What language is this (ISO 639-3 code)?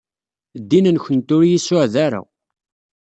kab